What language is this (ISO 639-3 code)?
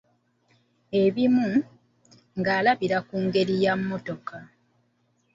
lug